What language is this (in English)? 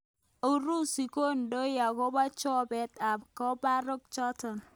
Kalenjin